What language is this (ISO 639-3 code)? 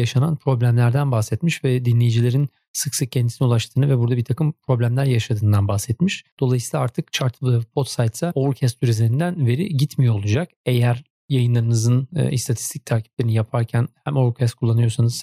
tur